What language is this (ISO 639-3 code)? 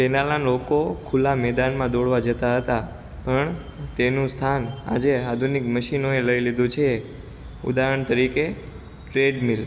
guj